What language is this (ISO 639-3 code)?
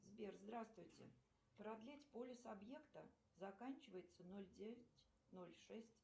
rus